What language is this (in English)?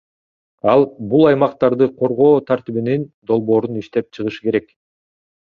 Kyrgyz